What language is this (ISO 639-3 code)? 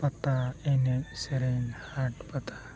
sat